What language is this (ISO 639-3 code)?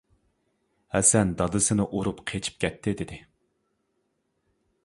uig